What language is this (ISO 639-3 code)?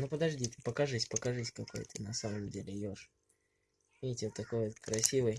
rus